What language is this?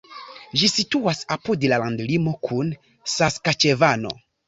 Esperanto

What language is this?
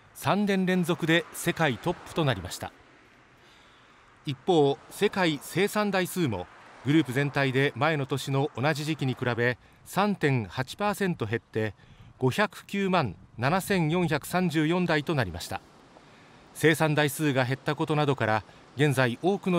Japanese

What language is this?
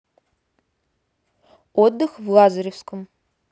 Russian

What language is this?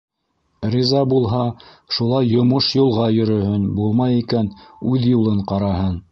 Bashkir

